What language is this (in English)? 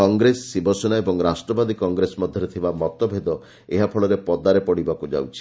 Odia